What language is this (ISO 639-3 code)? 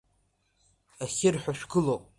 abk